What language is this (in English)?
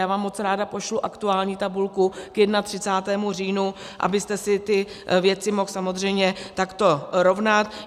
Czech